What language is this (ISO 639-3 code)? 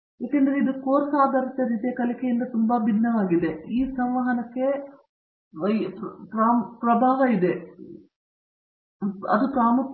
kan